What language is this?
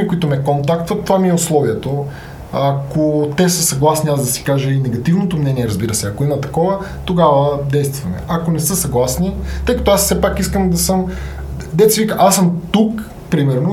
Bulgarian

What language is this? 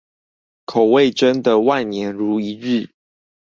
Chinese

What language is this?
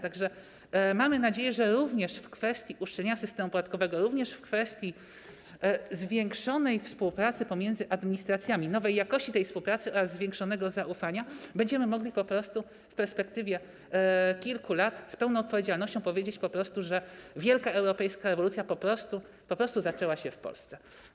Polish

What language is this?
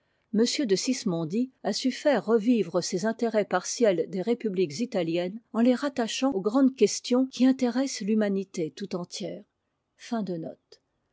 French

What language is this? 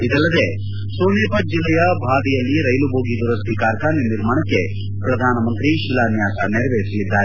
Kannada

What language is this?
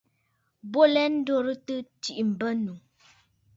Bafut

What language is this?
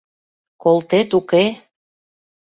Mari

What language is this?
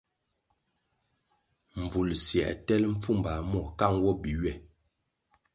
Kwasio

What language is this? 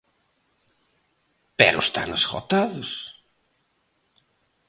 Galician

